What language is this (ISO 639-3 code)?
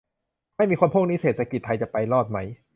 tha